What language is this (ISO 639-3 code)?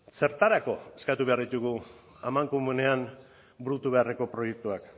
eus